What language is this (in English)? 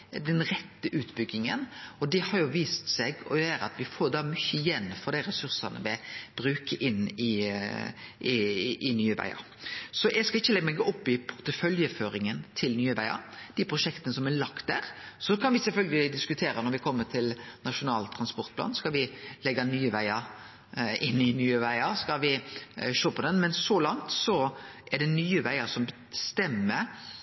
Norwegian Nynorsk